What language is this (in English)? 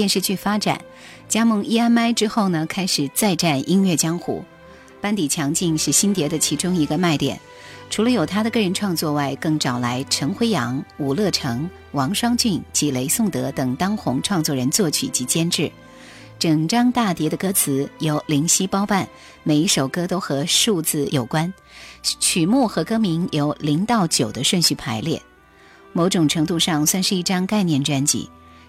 Chinese